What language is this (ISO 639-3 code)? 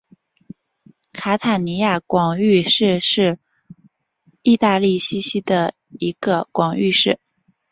zho